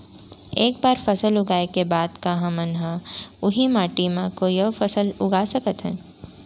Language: Chhattisgarhi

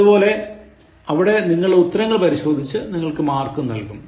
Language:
Malayalam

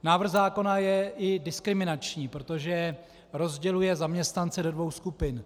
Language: Czech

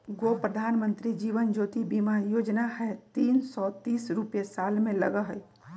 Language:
Magahi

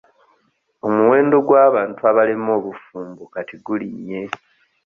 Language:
Ganda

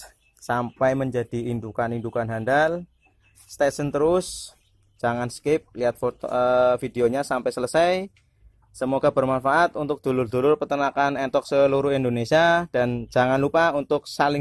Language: Indonesian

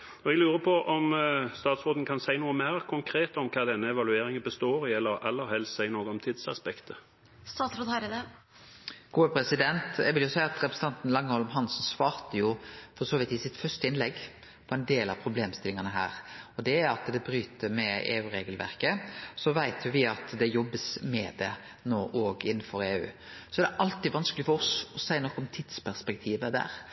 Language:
Norwegian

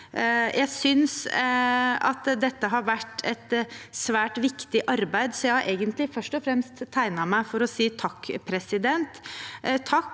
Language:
Norwegian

